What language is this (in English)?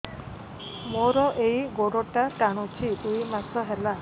Odia